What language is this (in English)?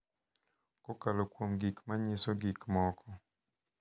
Luo (Kenya and Tanzania)